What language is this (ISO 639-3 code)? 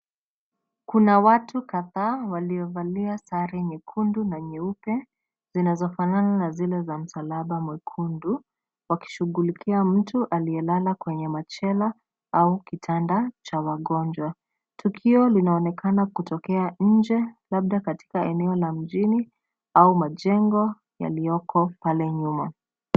swa